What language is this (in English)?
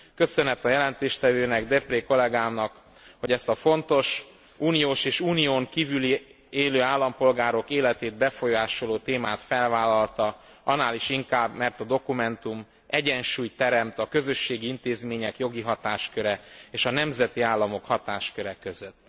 Hungarian